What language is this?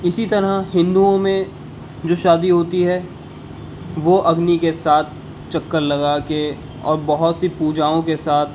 Urdu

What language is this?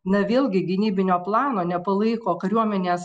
Lithuanian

